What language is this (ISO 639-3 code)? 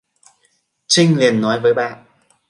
vie